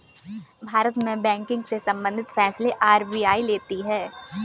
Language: Hindi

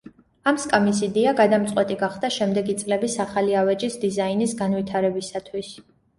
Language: Georgian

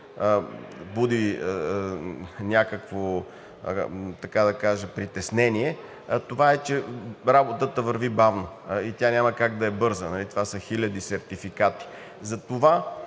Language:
Bulgarian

